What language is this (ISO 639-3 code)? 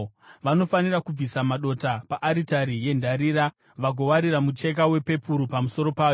sna